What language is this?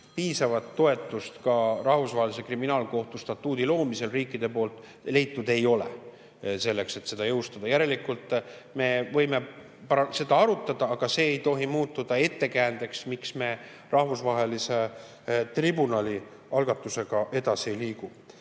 Estonian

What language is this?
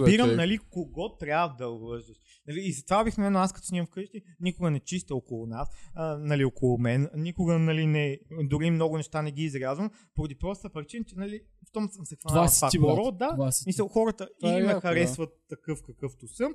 Bulgarian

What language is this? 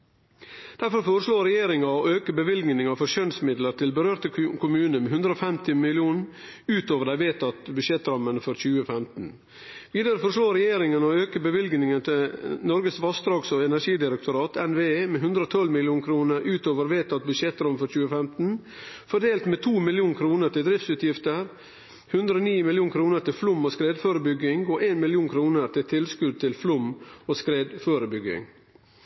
Norwegian Nynorsk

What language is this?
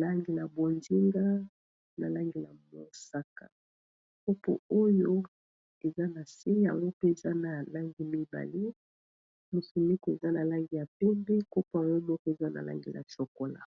Lingala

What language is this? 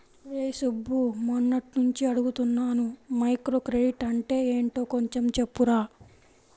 Telugu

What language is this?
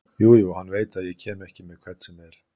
Icelandic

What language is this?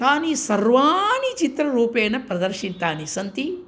Sanskrit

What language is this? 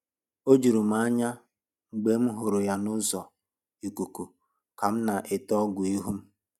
Igbo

